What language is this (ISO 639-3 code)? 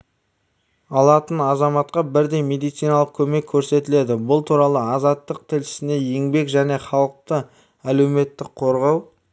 kaz